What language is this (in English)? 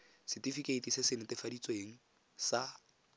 Tswana